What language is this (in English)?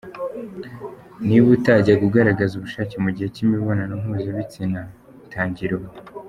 Kinyarwanda